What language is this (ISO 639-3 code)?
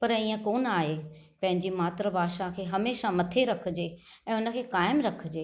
snd